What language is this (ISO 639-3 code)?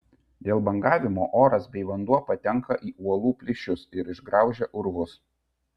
lit